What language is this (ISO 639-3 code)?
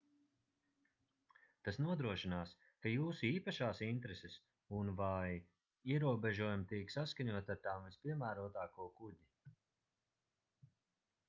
lav